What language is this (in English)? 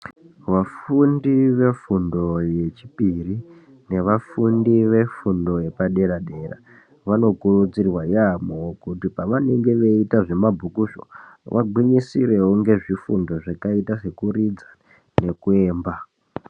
Ndau